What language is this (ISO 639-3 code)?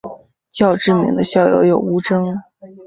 zho